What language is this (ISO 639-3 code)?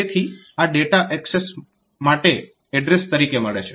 guj